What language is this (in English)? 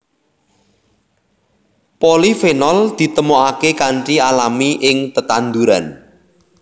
Javanese